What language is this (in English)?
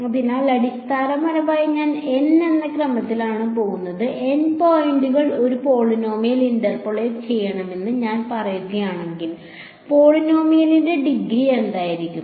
Malayalam